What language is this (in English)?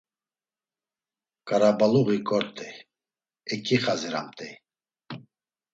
Laz